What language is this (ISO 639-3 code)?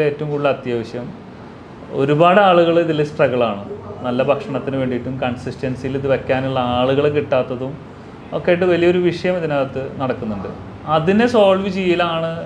mal